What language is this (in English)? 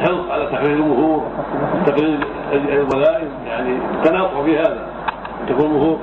Arabic